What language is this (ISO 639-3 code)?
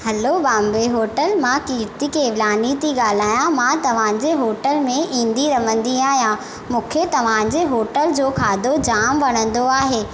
snd